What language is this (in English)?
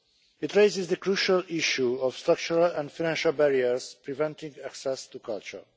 English